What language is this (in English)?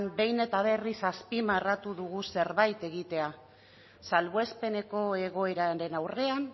Basque